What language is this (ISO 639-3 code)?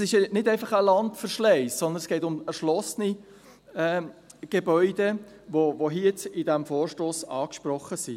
gsw